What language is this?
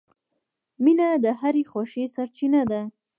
Pashto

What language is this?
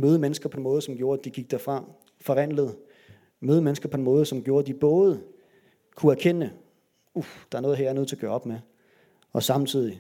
Danish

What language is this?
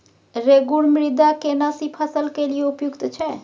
Maithili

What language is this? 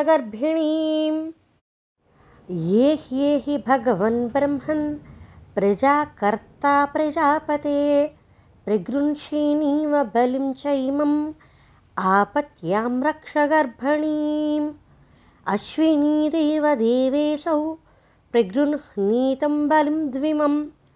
Telugu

